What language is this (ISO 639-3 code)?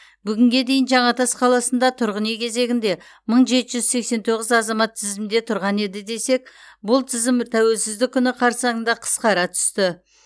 kaz